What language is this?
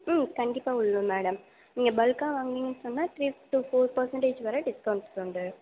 Tamil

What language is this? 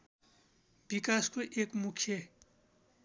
Nepali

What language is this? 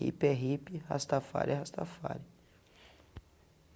Portuguese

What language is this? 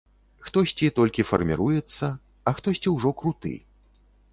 Belarusian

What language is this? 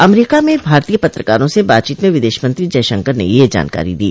Hindi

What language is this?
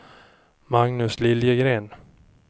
Swedish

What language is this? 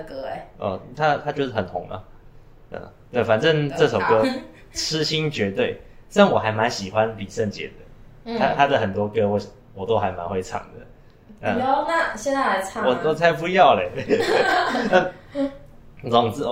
Chinese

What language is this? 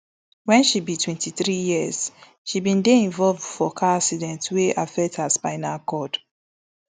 Nigerian Pidgin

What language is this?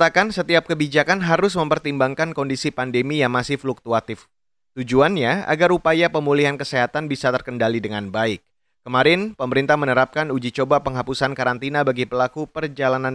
Indonesian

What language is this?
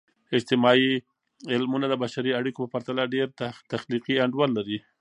Pashto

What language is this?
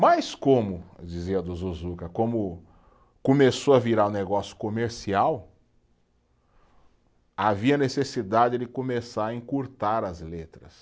Portuguese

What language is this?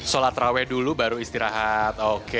Indonesian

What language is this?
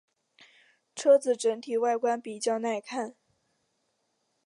Chinese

